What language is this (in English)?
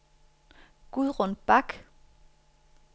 Danish